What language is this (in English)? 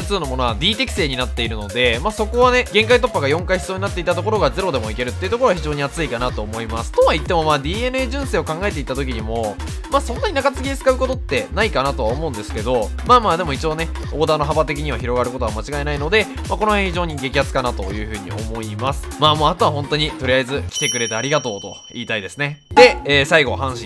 Japanese